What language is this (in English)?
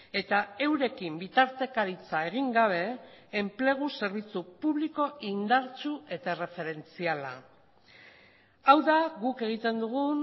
Basque